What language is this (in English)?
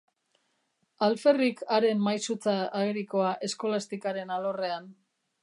Basque